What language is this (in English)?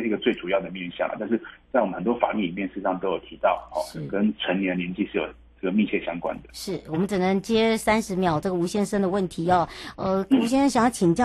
Chinese